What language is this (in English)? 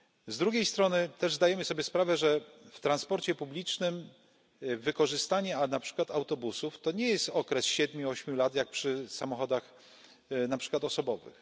Polish